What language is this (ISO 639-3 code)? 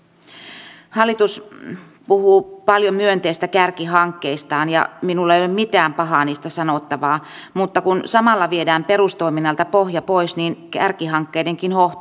fin